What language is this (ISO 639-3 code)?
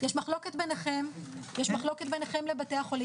heb